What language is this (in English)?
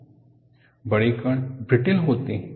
Hindi